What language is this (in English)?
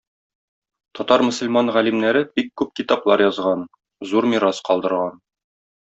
Tatar